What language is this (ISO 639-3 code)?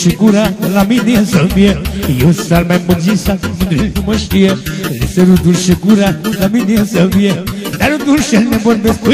ron